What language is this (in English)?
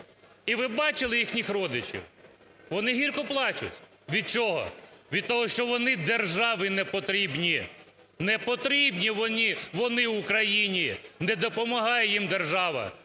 Ukrainian